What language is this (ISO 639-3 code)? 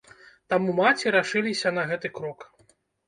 bel